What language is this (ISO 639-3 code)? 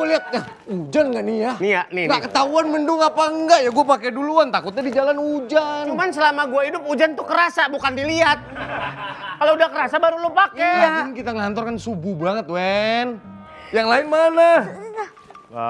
ind